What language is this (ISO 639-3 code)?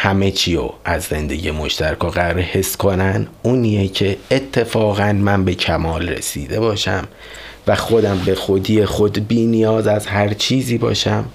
fas